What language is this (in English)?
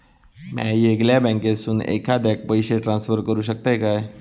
Marathi